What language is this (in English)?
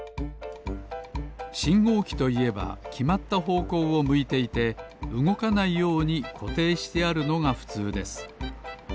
Japanese